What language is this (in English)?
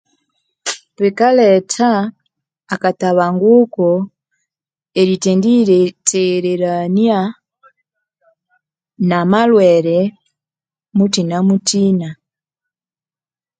Konzo